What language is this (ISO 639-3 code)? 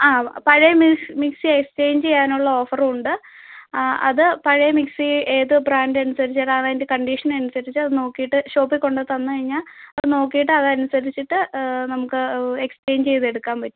mal